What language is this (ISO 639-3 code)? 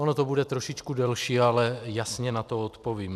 ces